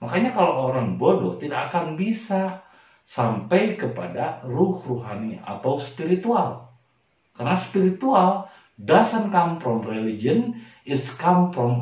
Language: Indonesian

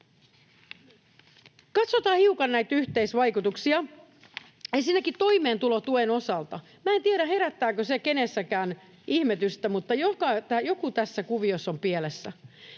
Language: Finnish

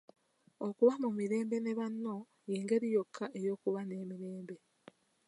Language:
Ganda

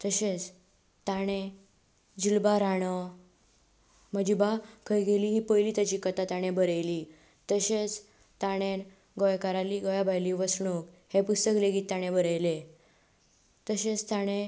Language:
Konkani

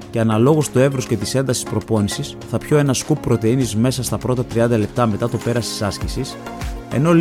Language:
Greek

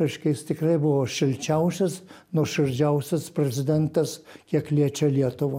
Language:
Lithuanian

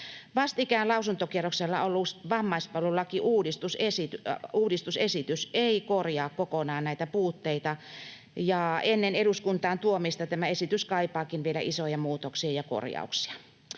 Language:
Finnish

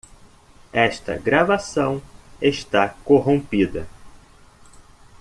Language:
Portuguese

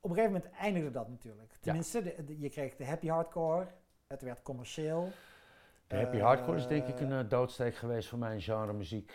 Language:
Dutch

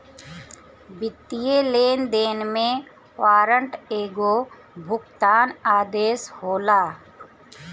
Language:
Bhojpuri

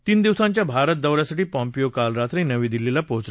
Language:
Marathi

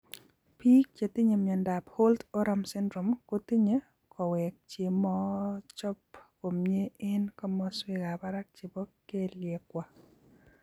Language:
Kalenjin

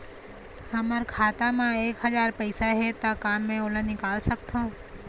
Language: Chhattisgarhi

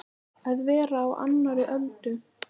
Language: Icelandic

